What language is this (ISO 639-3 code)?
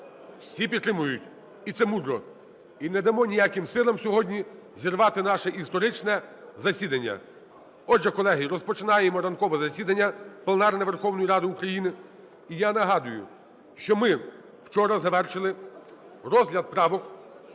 ukr